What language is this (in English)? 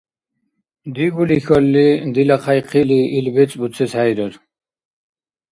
Dargwa